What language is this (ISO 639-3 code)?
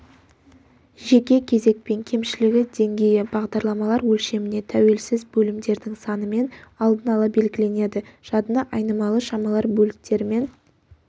kaz